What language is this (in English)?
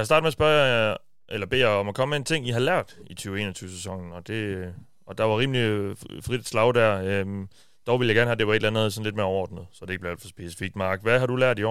Danish